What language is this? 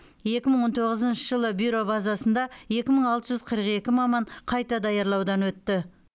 Kazakh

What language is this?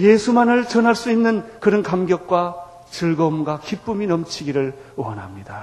Korean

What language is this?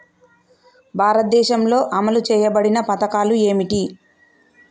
Telugu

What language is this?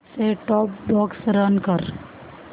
Marathi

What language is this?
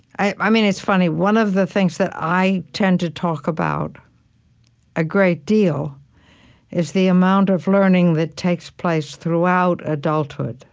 English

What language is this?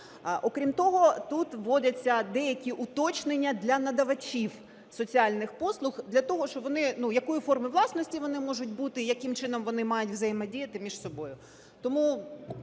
Ukrainian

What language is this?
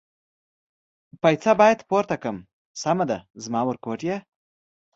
Pashto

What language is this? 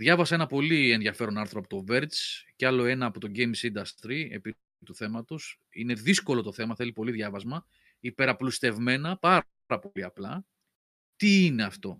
Greek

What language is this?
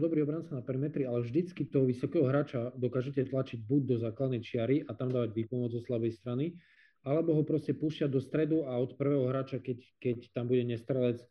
Slovak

